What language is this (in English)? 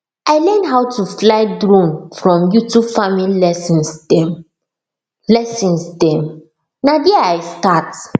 Nigerian Pidgin